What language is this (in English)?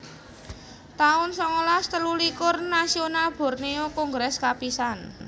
Javanese